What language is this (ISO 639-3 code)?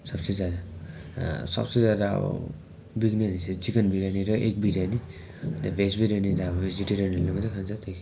nep